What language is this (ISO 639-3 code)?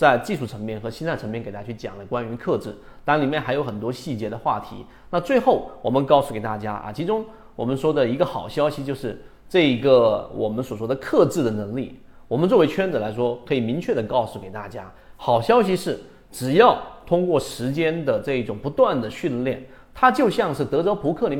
zho